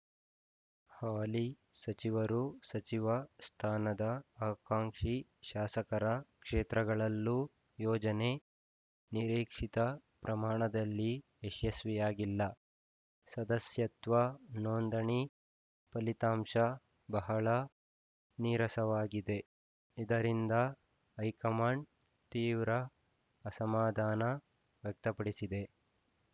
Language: Kannada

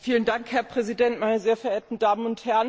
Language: German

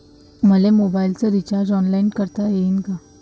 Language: Marathi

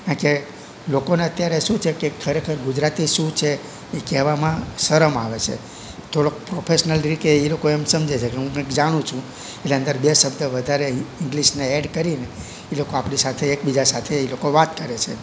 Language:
Gujarati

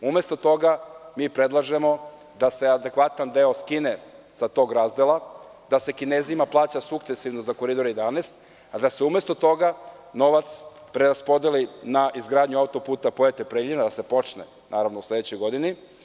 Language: Serbian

